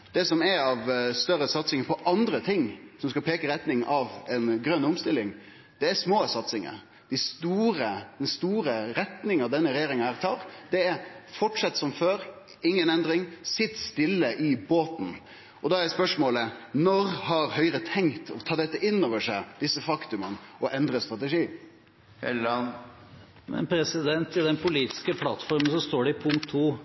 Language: Norwegian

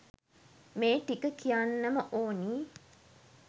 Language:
Sinhala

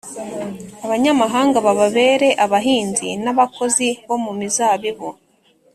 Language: Kinyarwanda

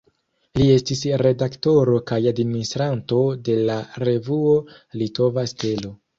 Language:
Esperanto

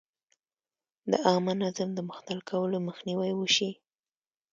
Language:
Pashto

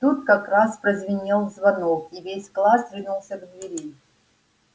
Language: Russian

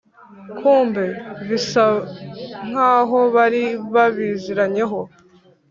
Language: Kinyarwanda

